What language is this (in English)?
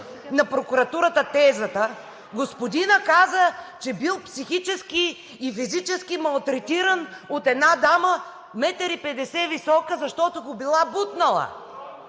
Bulgarian